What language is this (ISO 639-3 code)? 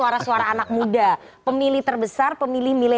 ind